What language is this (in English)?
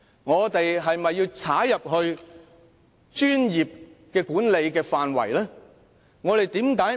Cantonese